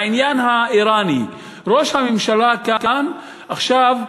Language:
Hebrew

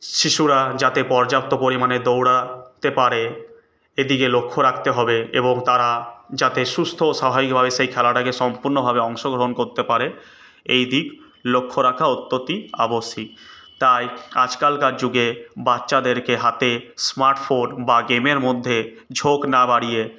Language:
Bangla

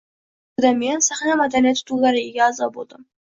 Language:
Uzbek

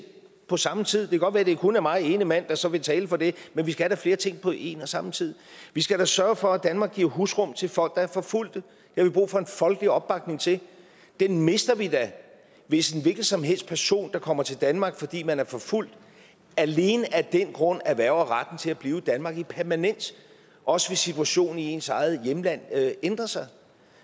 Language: Danish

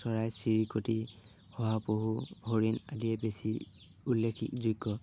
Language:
Assamese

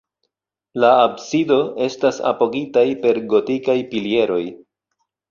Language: Esperanto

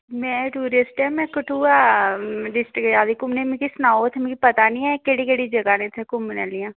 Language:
Dogri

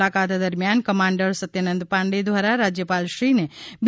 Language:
Gujarati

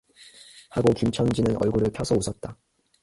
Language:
Korean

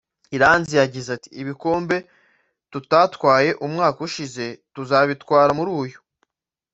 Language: Kinyarwanda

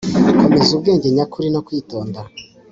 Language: Kinyarwanda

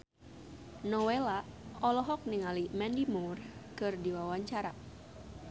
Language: Sundanese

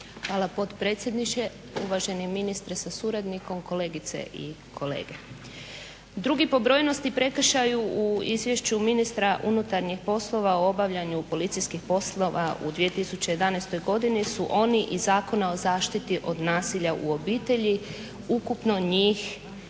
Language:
Croatian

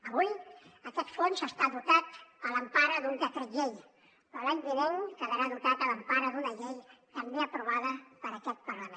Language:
Catalan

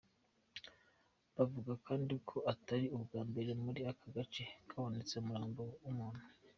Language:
Kinyarwanda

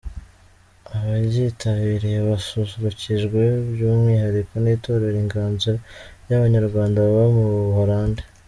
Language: Kinyarwanda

